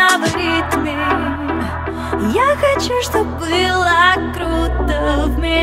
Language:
Indonesian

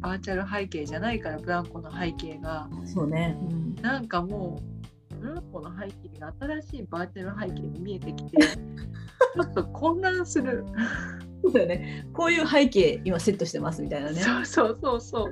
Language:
Japanese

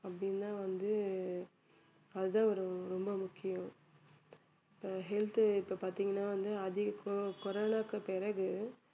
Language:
Tamil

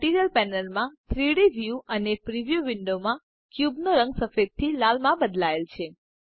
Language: Gujarati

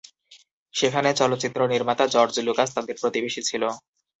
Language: Bangla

